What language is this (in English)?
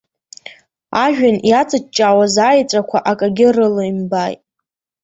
Abkhazian